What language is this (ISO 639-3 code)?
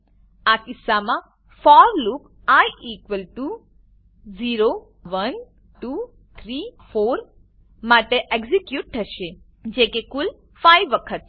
guj